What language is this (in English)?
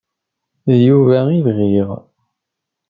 Kabyle